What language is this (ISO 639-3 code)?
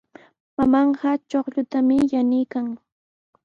qws